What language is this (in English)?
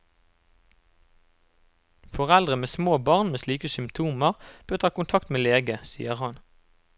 Norwegian